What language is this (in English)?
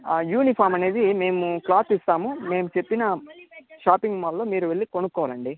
Telugu